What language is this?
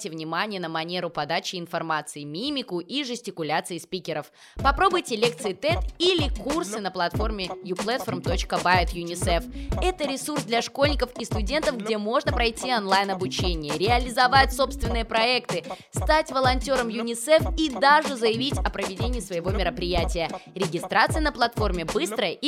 Russian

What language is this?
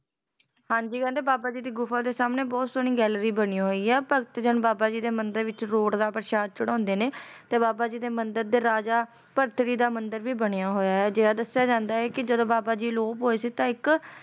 Punjabi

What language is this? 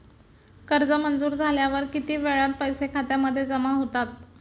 Marathi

